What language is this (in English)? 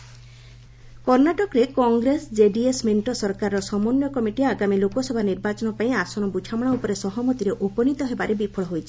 Odia